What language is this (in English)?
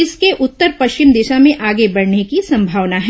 Hindi